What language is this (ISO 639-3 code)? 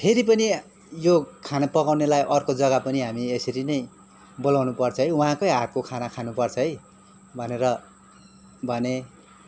nep